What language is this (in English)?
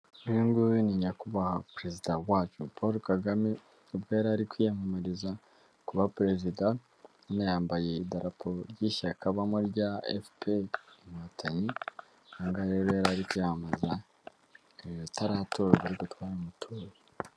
Kinyarwanda